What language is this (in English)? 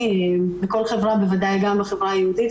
Hebrew